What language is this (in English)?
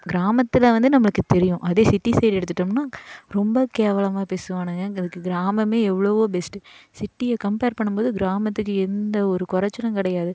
Tamil